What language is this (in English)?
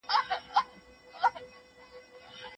Pashto